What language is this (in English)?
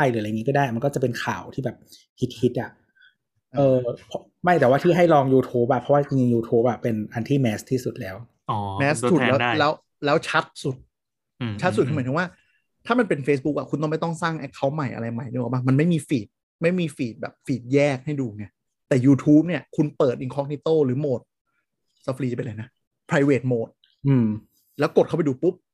Thai